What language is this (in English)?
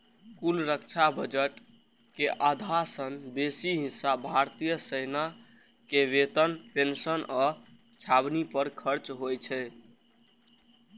Maithili